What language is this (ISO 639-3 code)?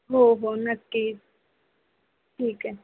mar